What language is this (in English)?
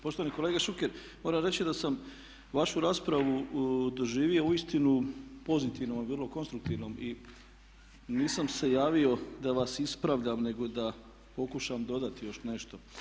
Croatian